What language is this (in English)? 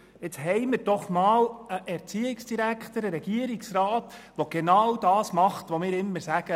Swiss German